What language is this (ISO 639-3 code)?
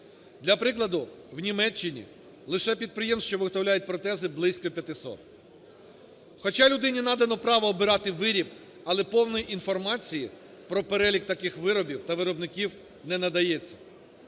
ukr